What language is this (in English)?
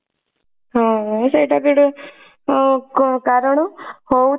Odia